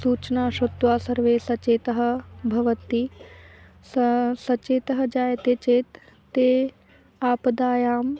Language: Sanskrit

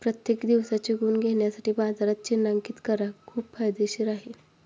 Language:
Marathi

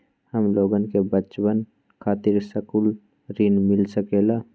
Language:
Magahi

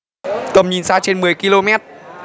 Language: Vietnamese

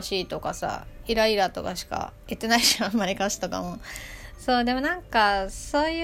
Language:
Japanese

